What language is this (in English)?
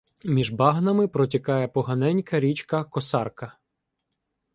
Ukrainian